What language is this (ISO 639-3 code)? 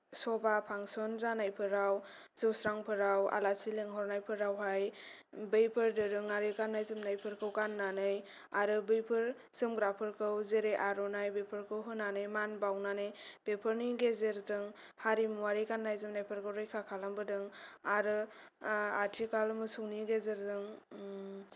brx